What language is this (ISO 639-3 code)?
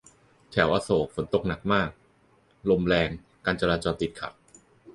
tha